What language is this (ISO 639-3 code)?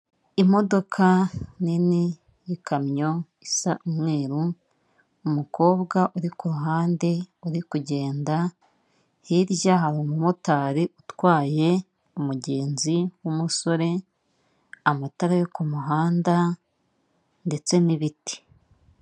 kin